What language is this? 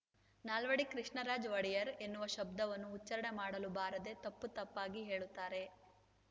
Kannada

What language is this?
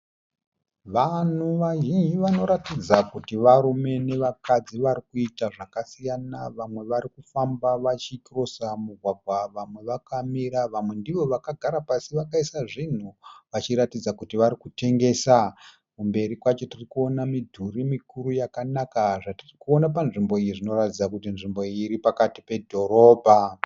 Shona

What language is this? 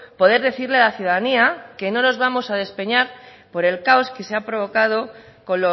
Spanish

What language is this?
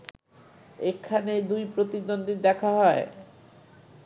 Bangla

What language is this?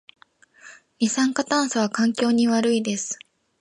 Japanese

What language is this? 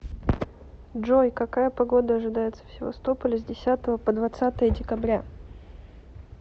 Russian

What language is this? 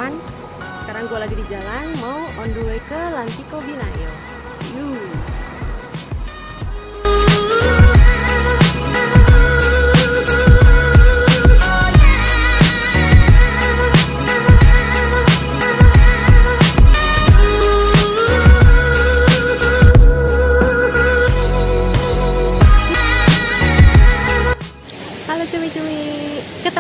Indonesian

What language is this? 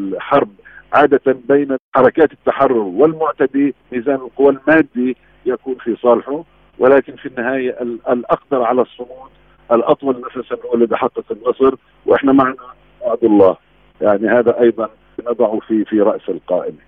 Arabic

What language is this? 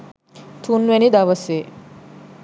Sinhala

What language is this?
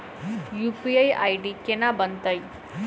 Maithili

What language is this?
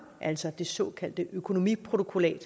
Danish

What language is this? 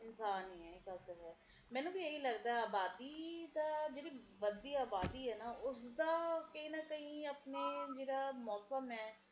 Punjabi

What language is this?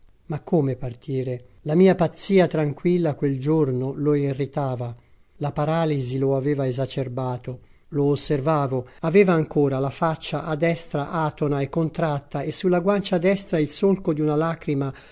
Italian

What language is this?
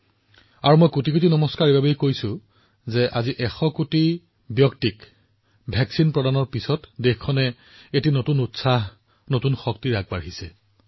Assamese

